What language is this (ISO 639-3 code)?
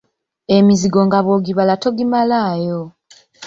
lug